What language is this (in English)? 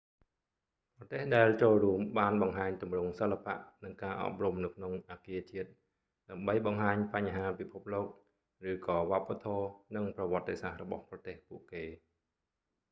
Khmer